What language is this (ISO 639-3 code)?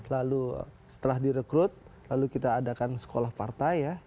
ind